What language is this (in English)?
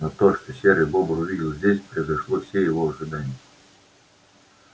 Russian